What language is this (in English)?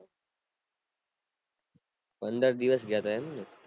Gujarati